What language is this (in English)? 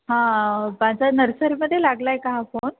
Marathi